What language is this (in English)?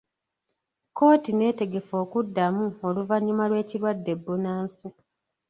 Ganda